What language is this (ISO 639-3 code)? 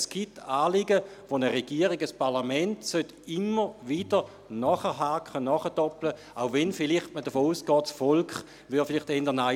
gsw